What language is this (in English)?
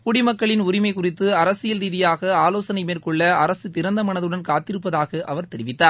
Tamil